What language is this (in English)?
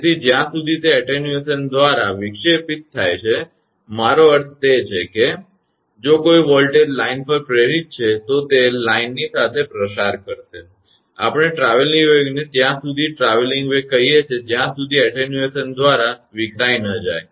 Gujarati